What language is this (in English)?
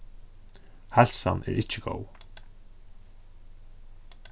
Faroese